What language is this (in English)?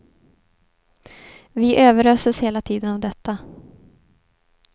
Swedish